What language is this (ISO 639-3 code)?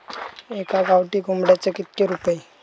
mar